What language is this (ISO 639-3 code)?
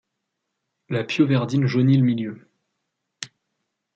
fra